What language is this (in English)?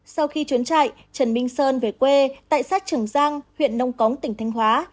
Vietnamese